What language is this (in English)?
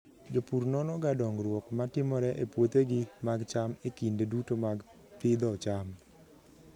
Luo (Kenya and Tanzania)